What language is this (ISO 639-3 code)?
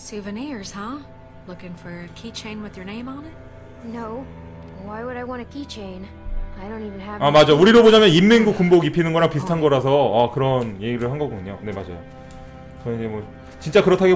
kor